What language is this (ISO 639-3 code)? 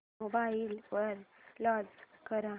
mar